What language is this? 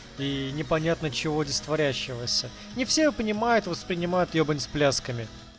Russian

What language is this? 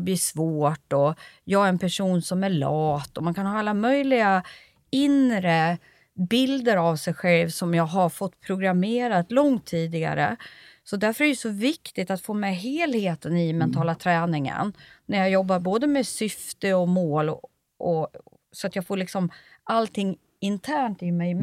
Swedish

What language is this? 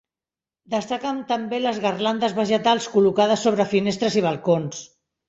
Catalan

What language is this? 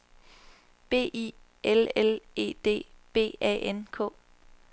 Danish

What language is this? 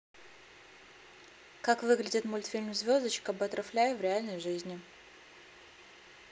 Russian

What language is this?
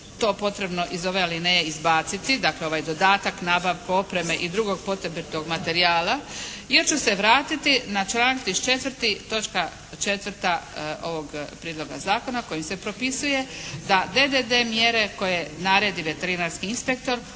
Croatian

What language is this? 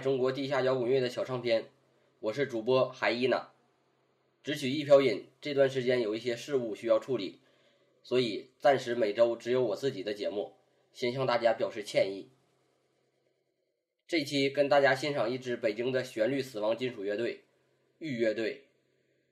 Chinese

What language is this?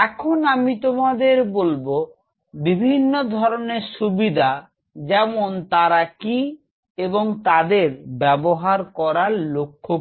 Bangla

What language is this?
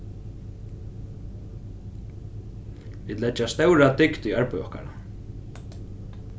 Faroese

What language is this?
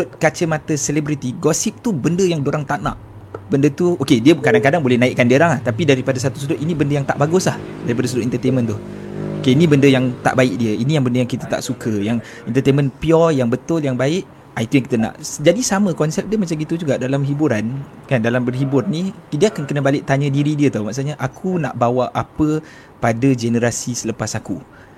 Malay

